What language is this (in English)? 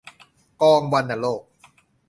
Thai